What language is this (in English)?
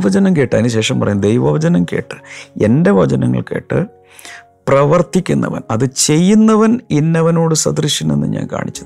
Malayalam